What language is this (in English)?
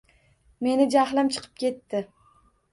Uzbek